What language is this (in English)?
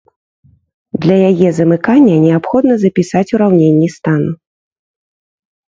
Belarusian